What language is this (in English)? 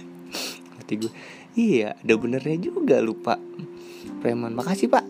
Indonesian